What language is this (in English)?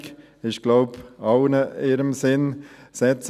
Swiss German